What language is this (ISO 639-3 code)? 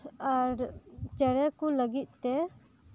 sat